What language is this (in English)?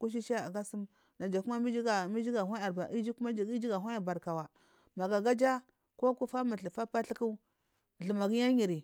Marghi South